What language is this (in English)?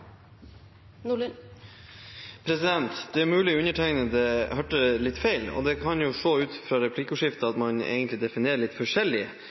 Norwegian Bokmål